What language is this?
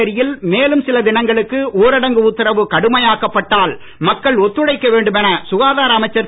Tamil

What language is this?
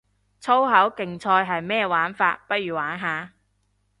Cantonese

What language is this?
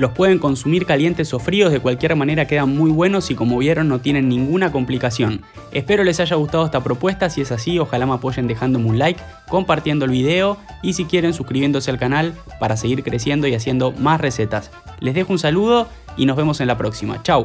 Spanish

